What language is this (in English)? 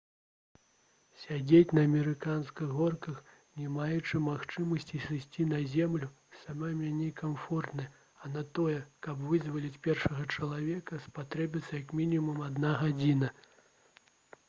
Belarusian